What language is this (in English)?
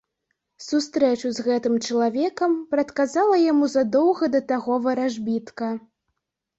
Belarusian